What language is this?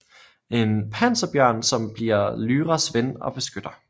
Danish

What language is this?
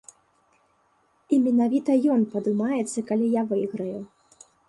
Belarusian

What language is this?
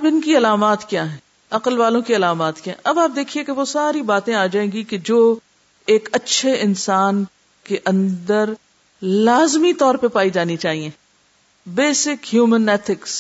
Urdu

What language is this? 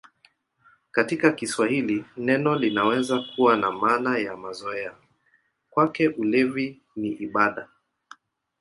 Swahili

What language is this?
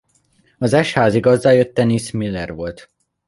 Hungarian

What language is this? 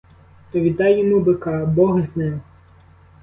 Ukrainian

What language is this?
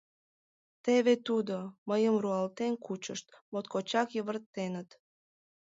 Mari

